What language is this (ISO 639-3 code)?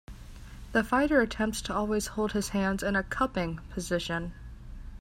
eng